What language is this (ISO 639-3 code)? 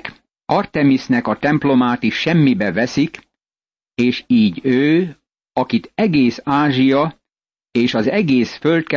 hun